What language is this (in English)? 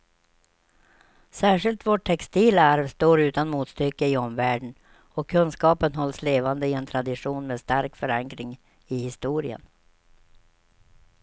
Swedish